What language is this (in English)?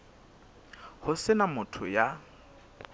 Southern Sotho